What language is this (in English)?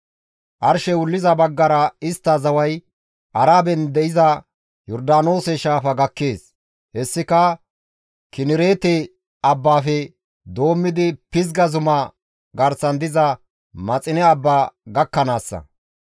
Gamo